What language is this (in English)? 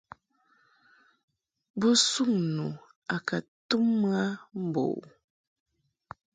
Mungaka